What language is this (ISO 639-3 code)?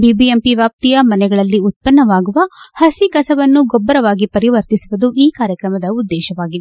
kan